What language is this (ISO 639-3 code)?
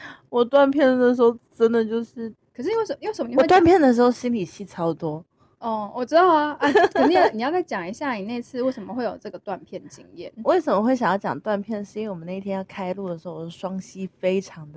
zho